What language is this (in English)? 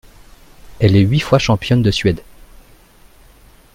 French